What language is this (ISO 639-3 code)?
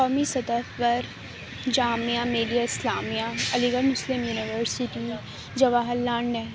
urd